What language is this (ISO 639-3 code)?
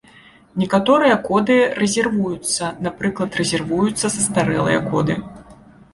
bel